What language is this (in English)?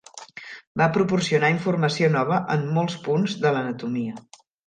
Catalan